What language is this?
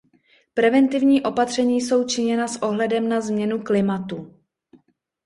Czech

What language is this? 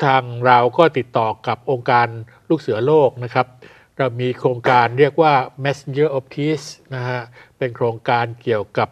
Thai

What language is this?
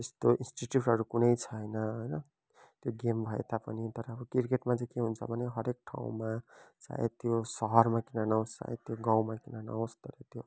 Nepali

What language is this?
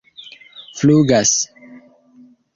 Esperanto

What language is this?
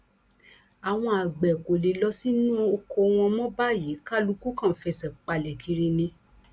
Yoruba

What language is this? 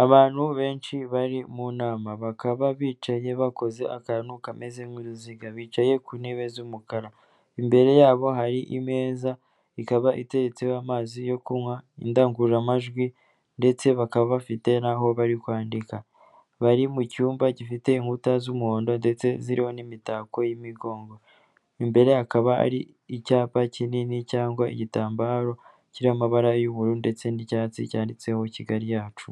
Kinyarwanda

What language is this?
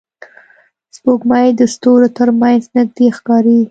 Pashto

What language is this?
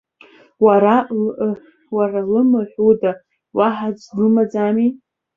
Abkhazian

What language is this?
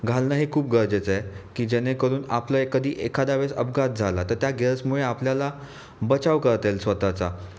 Marathi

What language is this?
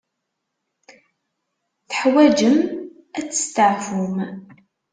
Kabyle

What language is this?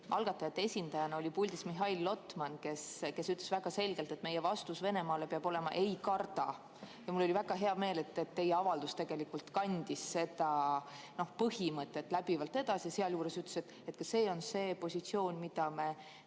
Estonian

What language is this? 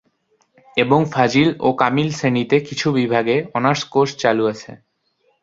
Bangla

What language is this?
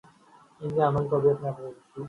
Urdu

